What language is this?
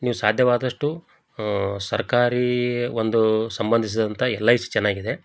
Kannada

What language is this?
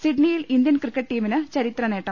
Malayalam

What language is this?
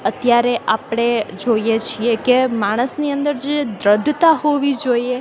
Gujarati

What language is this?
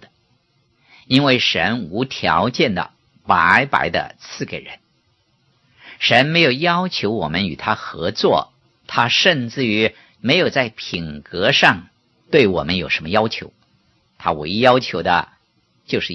Chinese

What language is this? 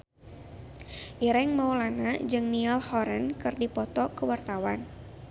Sundanese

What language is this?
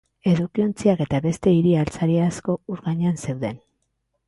Basque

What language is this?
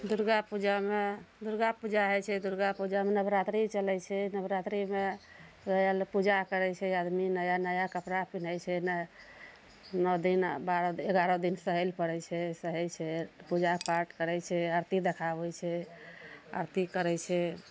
Maithili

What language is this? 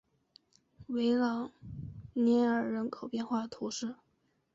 Chinese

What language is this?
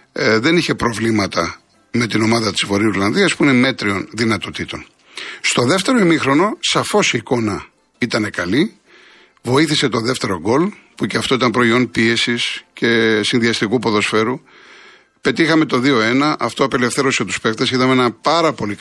Greek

